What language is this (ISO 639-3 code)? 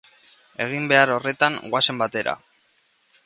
eus